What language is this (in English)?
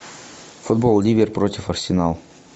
Russian